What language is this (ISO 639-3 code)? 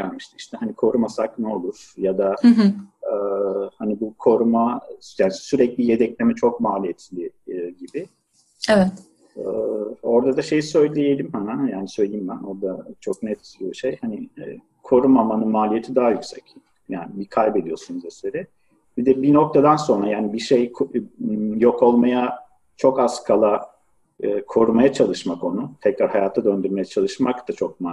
tur